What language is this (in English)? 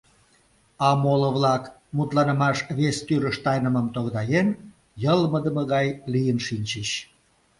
Mari